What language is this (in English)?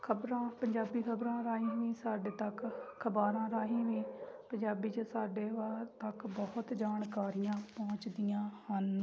Punjabi